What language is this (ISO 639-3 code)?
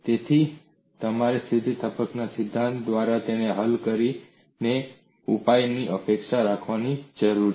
guj